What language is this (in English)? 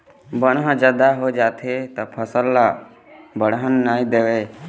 Chhattisgarhi